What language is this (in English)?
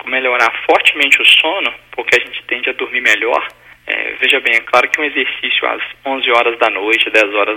Portuguese